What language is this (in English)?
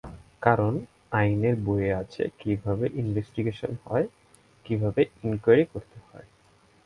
Bangla